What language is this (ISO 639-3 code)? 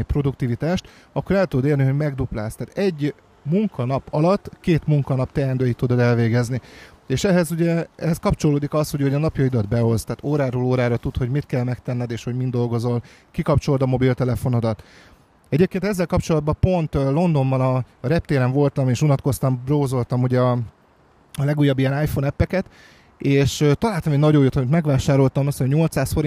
hun